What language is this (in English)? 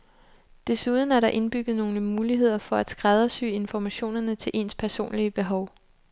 Danish